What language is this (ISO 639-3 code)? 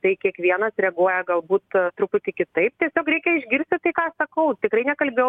lit